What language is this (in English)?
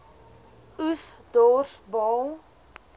Afrikaans